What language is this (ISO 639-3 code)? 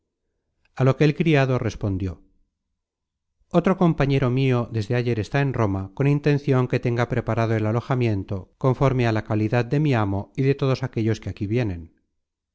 spa